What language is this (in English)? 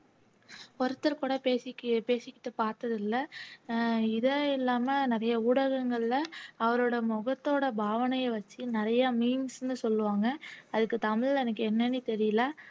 Tamil